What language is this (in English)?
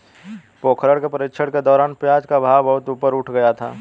Hindi